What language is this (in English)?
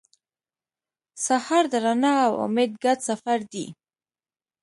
Pashto